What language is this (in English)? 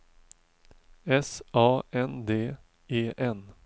Swedish